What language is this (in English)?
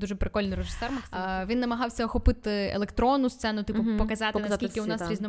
Ukrainian